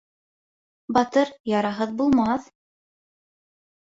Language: Bashkir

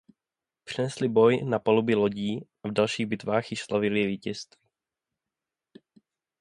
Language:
Czech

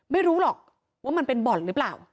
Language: Thai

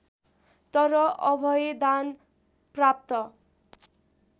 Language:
Nepali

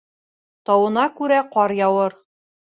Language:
Bashkir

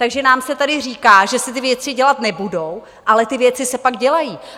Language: Czech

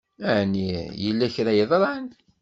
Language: Kabyle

